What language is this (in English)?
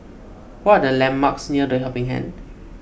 English